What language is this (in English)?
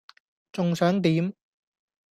Cantonese